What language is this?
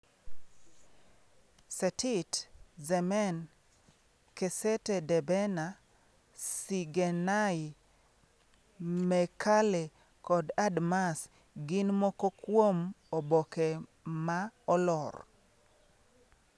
Luo (Kenya and Tanzania)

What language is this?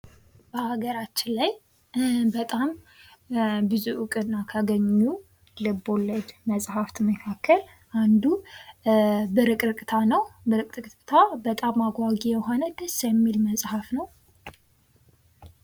Amharic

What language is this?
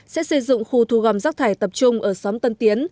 Vietnamese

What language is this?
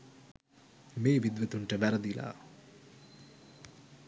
Sinhala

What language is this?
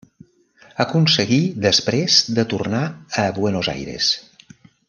Catalan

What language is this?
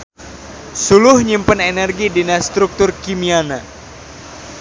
Sundanese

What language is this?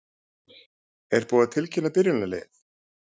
Icelandic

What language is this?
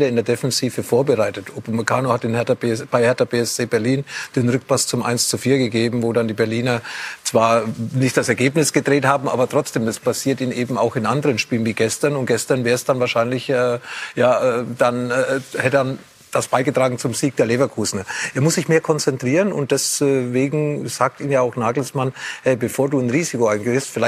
German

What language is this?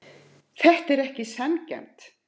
Icelandic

